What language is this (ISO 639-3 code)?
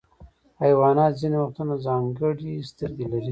pus